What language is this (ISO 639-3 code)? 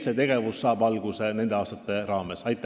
est